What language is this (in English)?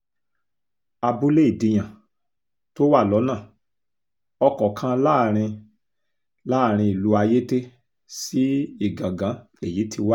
Yoruba